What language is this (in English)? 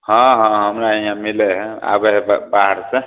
Maithili